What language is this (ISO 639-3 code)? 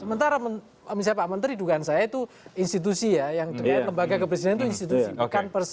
ind